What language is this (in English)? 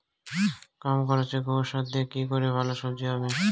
Bangla